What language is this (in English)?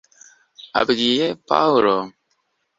Kinyarwanda